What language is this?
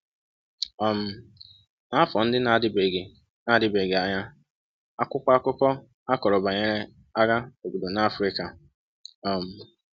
Igbo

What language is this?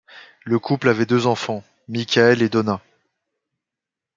French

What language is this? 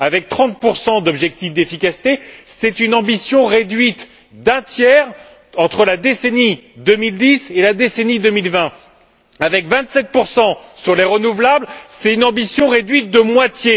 French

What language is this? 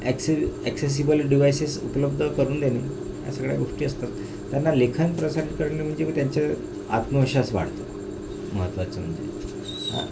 Marathi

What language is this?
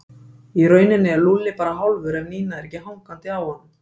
Icelandic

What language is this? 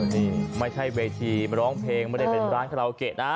Thai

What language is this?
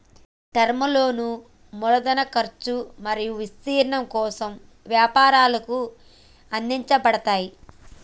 Telugu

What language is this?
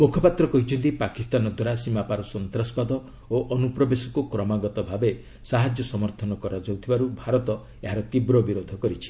Odia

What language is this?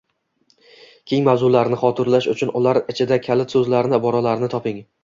Uzbek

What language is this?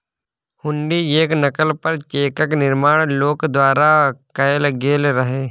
Maithili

